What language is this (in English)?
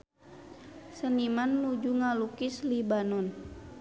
Sundanese